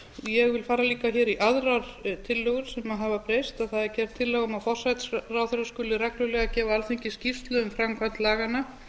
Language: Icelandic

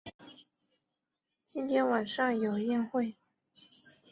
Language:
Chinese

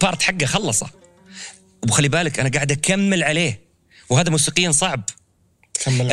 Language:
Arabic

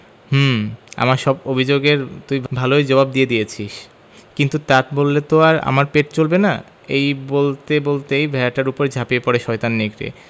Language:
Bangla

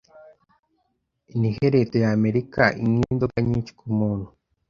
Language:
Kinyarwanda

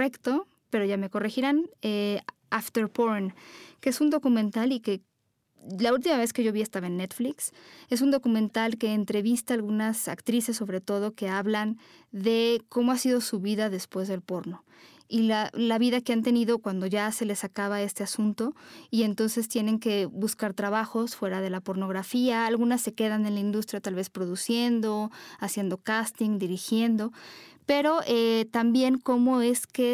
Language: Spanish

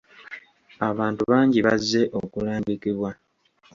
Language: Ganda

